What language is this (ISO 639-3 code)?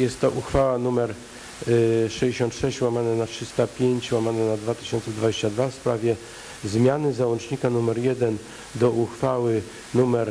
pol